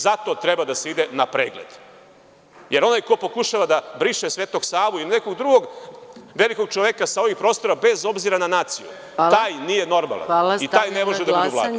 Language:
Serbian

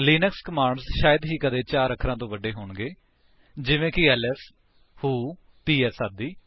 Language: Punjabi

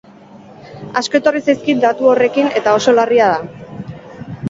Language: Basque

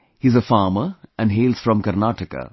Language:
English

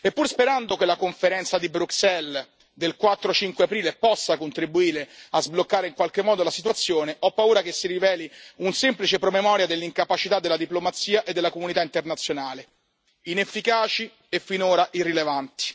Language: Italian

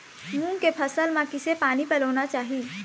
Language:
Chhattisgarhi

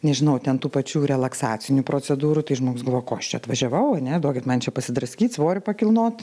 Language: Lithuanian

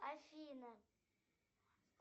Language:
Russian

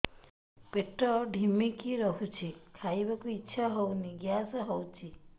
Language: Odia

